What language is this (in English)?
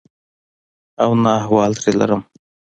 Pashto